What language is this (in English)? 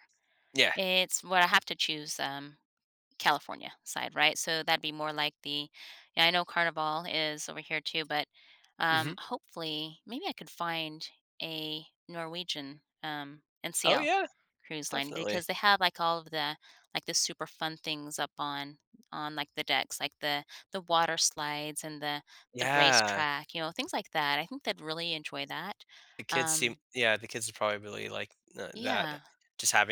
English